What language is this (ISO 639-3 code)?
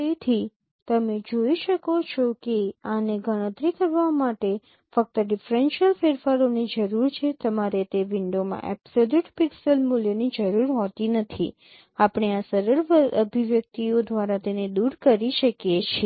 guj